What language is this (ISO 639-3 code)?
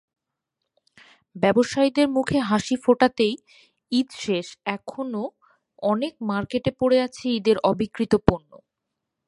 ben